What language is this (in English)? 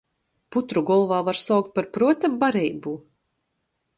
Latgalian